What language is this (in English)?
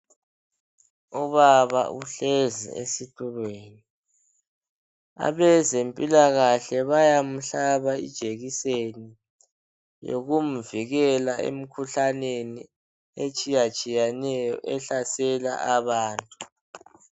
North Ndebele